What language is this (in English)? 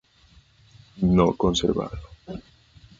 Spanish